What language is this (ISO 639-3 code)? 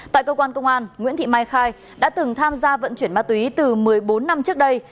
vie